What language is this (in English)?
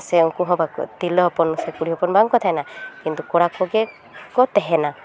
Santali